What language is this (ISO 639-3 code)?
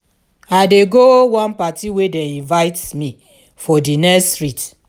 pcm